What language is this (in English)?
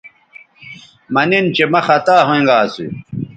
Bateri